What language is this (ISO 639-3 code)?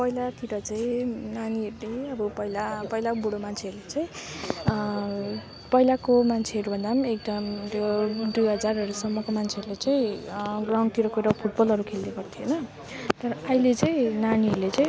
nep